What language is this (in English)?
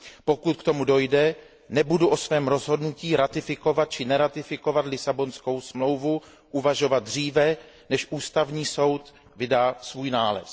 Czech